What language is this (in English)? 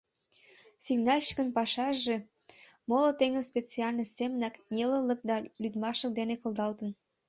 Mari